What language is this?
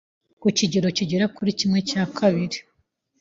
Kinyarwanda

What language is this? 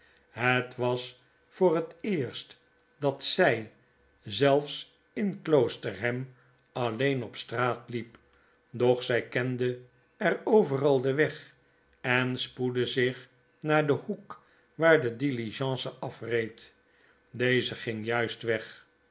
Dutch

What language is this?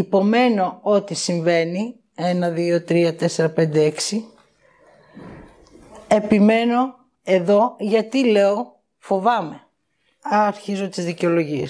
Greek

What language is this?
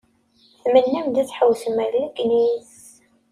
Kabyle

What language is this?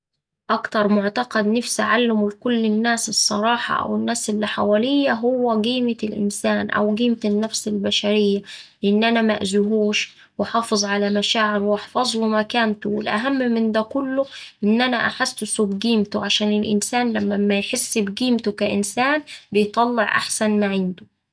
Saidi Arabic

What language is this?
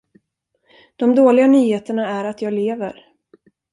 Swedish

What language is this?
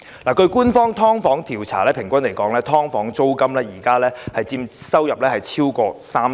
Cantonese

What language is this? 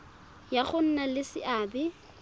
Tswana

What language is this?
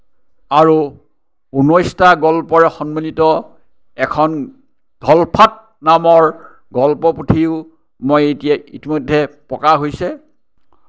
Assamese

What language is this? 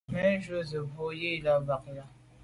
Medumba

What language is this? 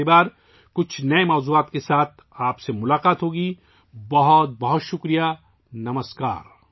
Urdu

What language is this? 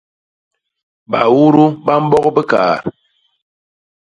Basaa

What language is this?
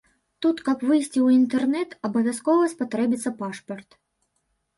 Belarusian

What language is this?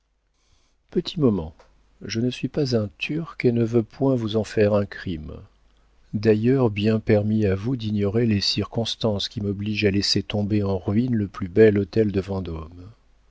French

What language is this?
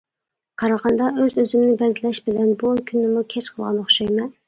Uyghur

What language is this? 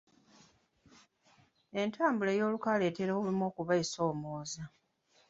Ganda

